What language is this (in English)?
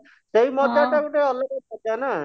Odia